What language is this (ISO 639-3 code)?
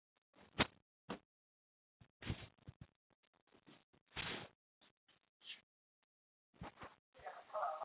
zho